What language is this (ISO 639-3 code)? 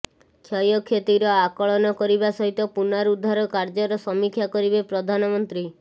ori